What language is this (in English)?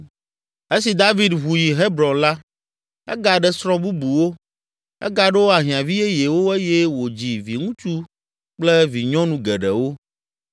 Ewe